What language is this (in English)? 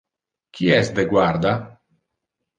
Interlingua